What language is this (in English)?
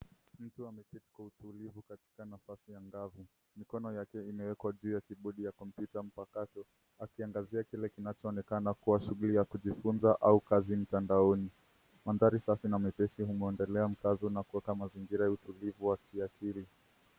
Swahili